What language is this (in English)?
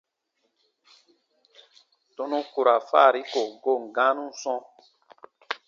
Baatonum